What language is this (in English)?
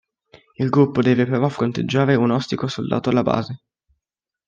Italian